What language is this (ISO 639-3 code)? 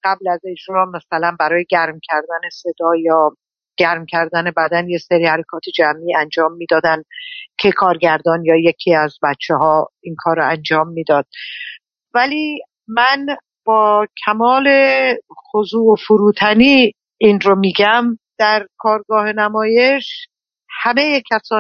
fas